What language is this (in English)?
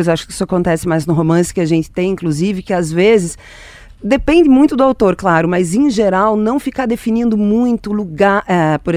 Portuguese